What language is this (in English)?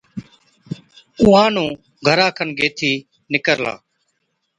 Od